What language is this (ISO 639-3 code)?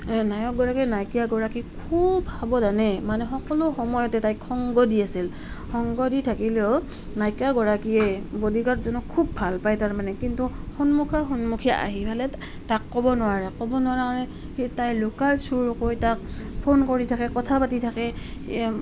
asm